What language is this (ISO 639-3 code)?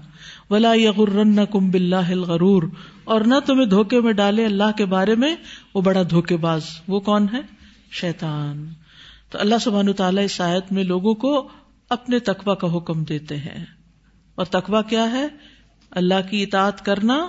urd